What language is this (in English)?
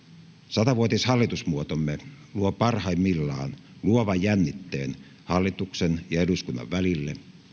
Finnish